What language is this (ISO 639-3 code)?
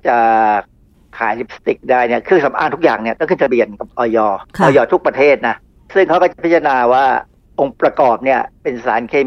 tha